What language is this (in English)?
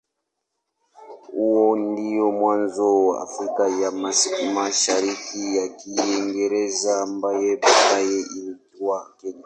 Swahili